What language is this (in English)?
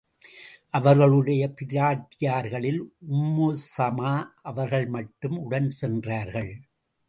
Tamil